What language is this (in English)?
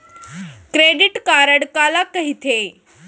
Chhattisgarhi